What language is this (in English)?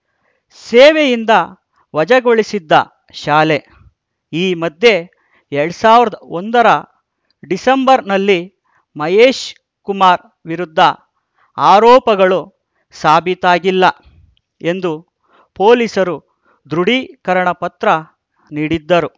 Kannada